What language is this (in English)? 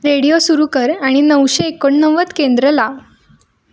Marathi